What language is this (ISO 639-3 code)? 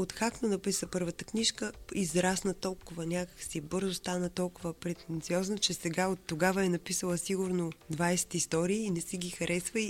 bul